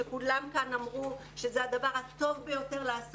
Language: Hebrew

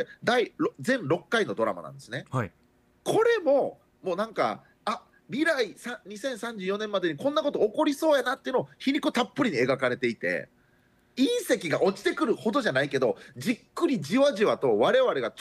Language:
Japanese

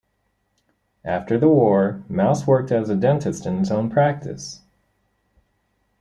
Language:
English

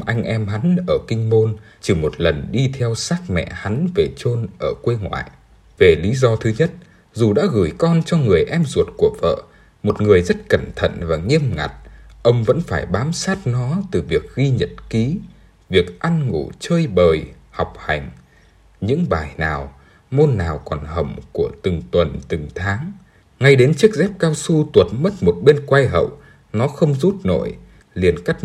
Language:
Vietnamese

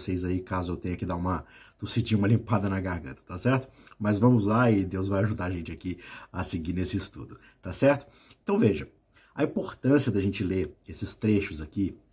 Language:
Portuguese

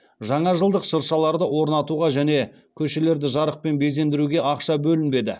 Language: Kazakh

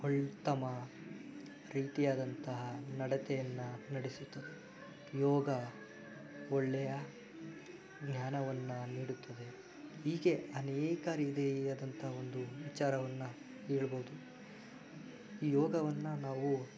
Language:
Kannada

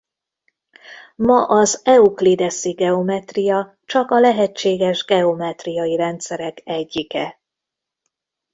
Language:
Hungarian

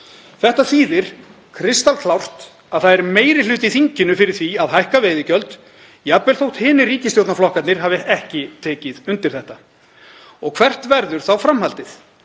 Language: Icelandic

